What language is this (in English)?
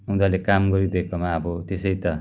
Nepali